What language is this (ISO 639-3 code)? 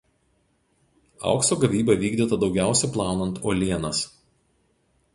lit